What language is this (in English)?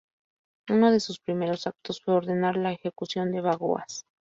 Spanish